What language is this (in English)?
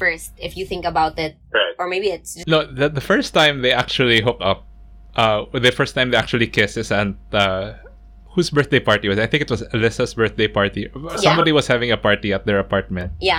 English